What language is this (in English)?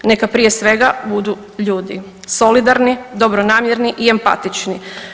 Croatian